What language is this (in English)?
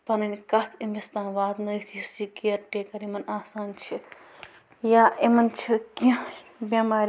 Kashmiri